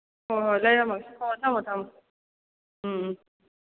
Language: Manipuri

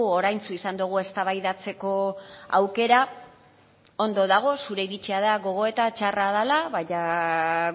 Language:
Basque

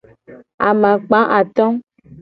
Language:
Gen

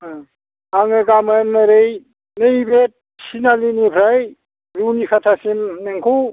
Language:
Bodo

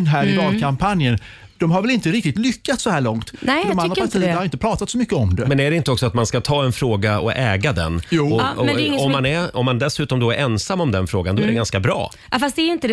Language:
Swedish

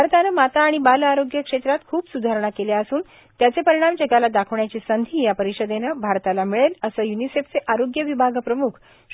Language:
Marathi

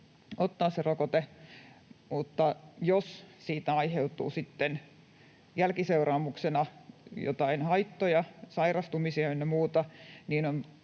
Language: Finnish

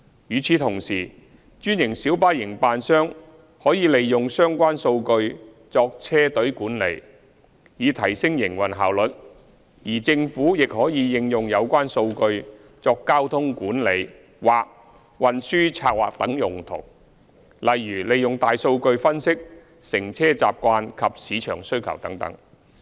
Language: Cantonese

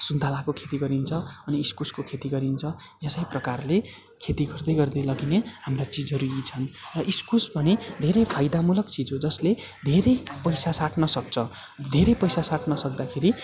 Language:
Nepali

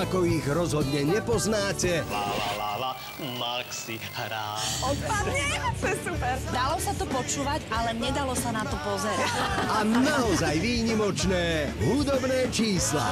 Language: Romanian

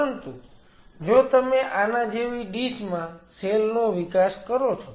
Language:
Gujarati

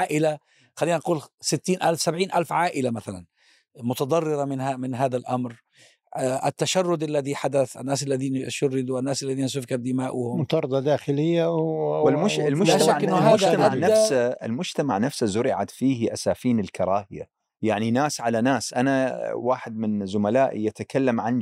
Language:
Arabic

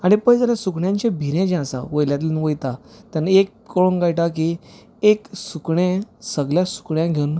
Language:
Konkani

